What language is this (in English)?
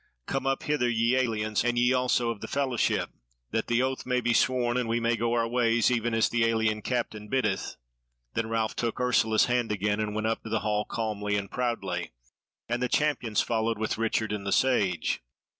English